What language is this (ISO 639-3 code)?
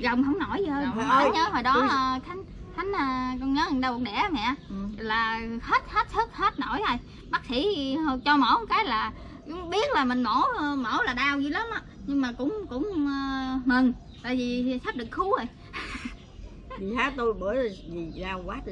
vie